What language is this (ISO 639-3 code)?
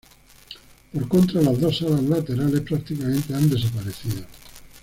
spa